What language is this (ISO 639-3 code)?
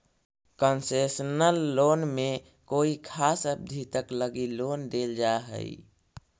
mag